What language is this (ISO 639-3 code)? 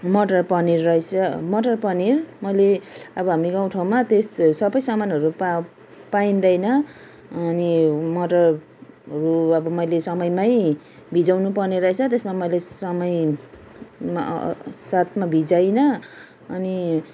nep